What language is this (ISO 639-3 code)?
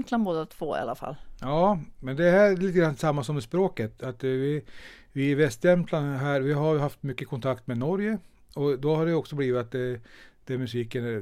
swe